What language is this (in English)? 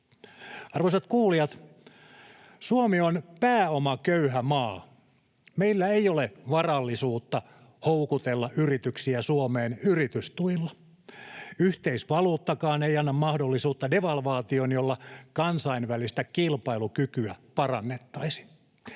Finnish